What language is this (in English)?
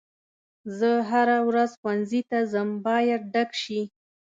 Pashto